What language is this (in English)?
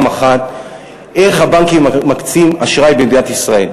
Hebrew